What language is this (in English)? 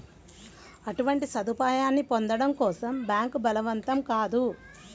Telugu